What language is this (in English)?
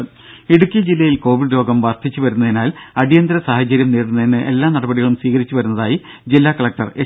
Malayalam